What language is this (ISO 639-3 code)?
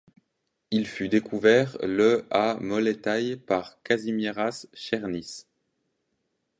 fra